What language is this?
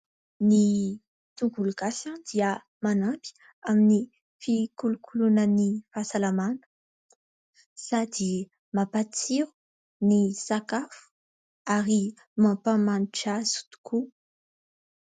Malagasy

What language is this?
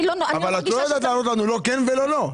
Hebrew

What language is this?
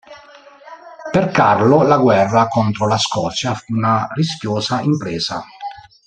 Italian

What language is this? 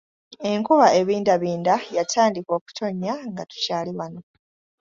Ganda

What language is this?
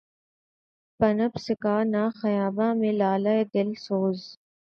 Urdu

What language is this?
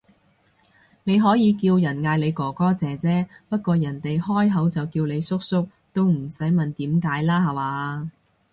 Cantonese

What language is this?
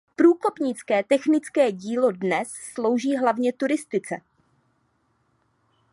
Czech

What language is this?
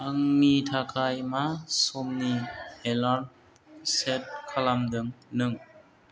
Bodo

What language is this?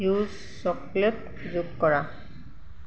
Assamese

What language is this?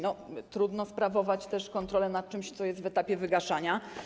Polish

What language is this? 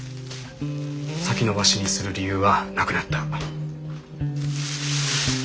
Japanese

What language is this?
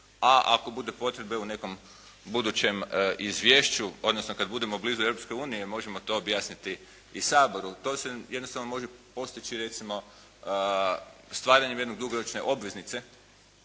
Croatian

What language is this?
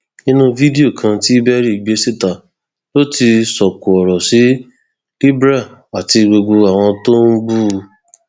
Yoruba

